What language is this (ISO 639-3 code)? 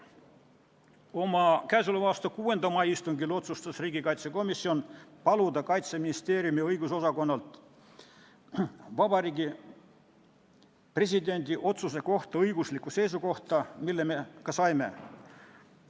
est